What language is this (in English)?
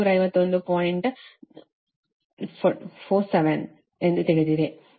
Kannada